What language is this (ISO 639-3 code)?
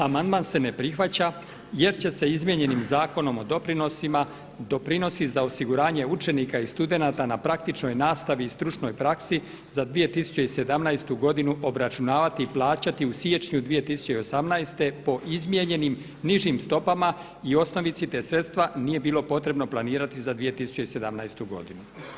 hrv